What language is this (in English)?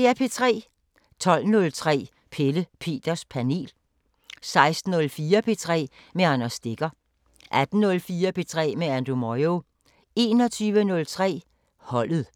Danish